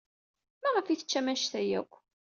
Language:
Kabyle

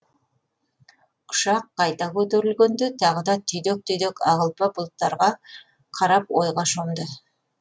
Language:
Kazakh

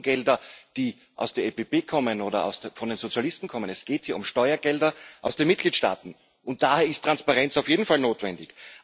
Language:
German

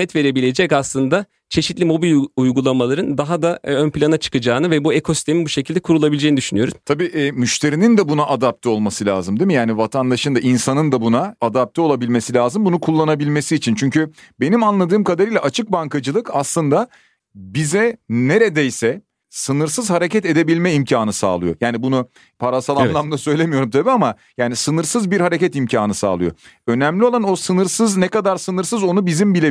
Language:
Turkish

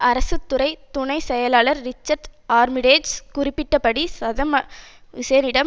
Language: Tamil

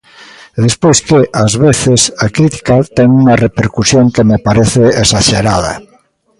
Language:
Galician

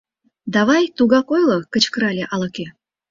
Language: Mari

